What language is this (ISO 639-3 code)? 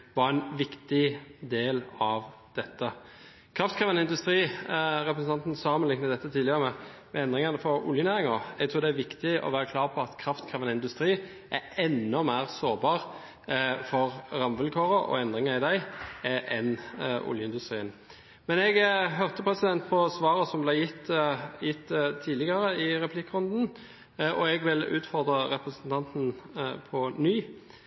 nob